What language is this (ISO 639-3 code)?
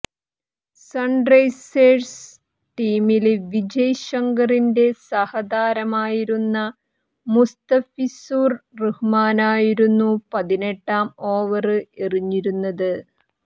mal